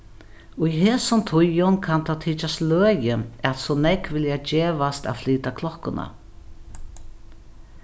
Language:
Faroese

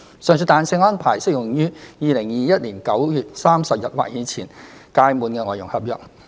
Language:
Cantonese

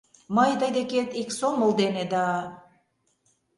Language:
Mari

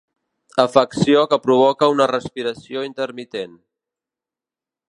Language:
Catalan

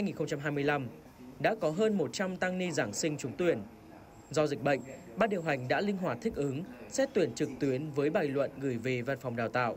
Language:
Vietnamese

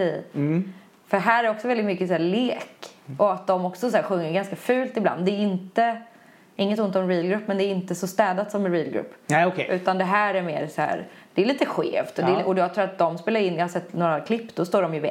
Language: Swedish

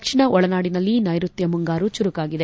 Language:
Kannada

